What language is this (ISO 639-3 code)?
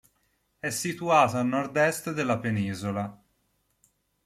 ita